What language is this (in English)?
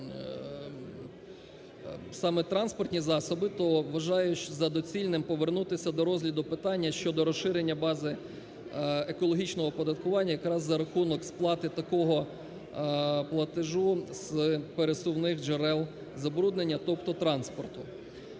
Ukrainian